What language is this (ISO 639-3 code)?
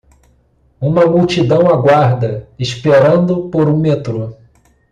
por